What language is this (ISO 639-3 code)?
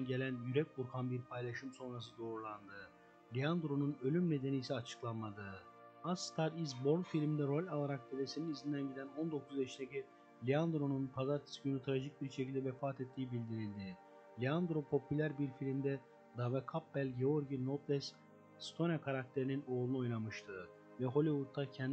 tur